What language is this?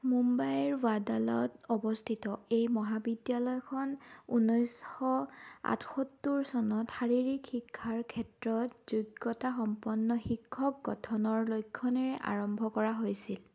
Assamese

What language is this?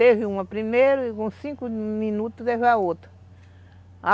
Portuguese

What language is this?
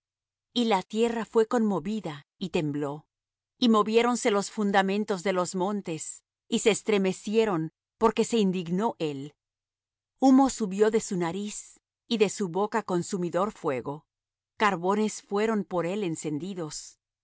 Spanish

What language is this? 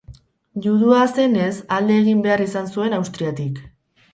Basque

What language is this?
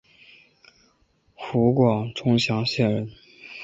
Chinese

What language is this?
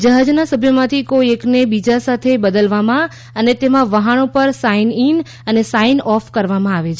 Gujarati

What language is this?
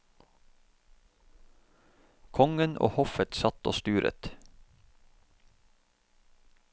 Norwegian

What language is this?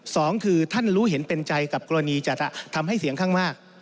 Thai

